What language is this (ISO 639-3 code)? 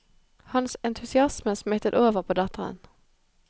nor